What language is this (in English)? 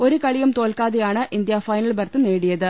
Malayalam